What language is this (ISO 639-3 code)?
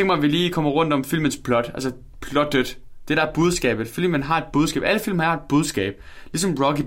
dan